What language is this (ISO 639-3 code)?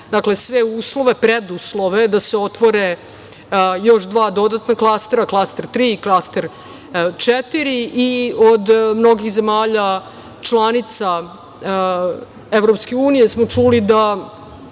srp